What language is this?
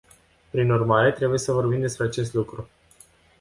Romanian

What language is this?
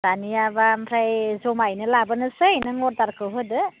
Bodo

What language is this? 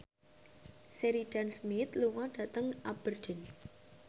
Javanese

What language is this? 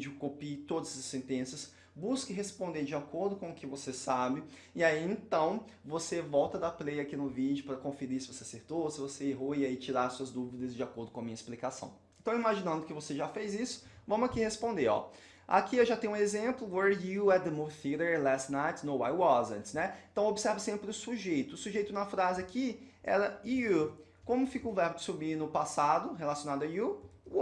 Portuguese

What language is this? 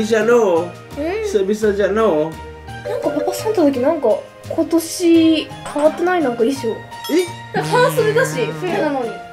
Japanese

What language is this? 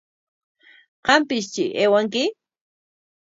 Corongo Ancash Quechua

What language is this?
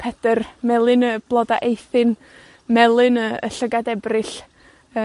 Welsh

